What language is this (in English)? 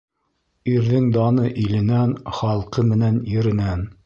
Bashkir